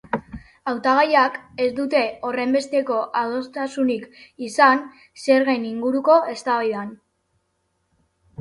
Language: Basque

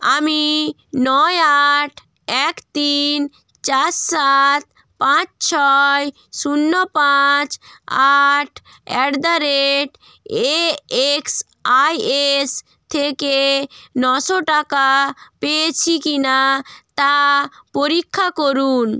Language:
Bangla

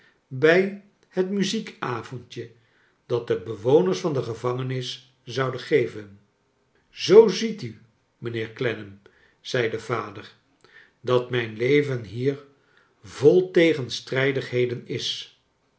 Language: Dutch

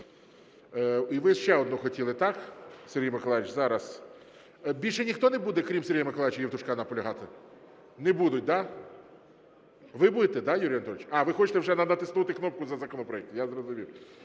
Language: Ukrainian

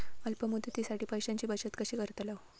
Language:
Marathi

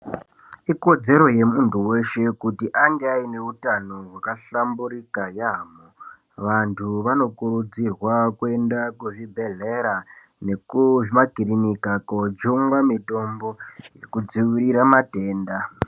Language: Ndau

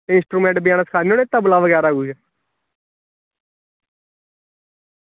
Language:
Dogri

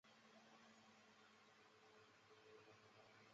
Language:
Chinese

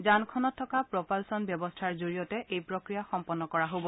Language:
Assamese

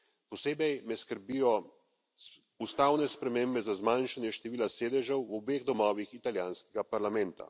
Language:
Slovenian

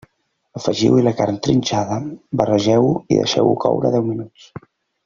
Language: Catalan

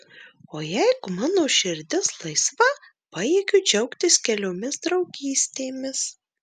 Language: Lithuanian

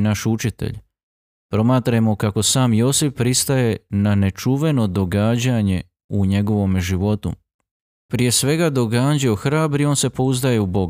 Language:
Croatian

